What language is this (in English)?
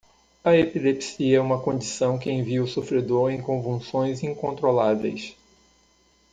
Portuguese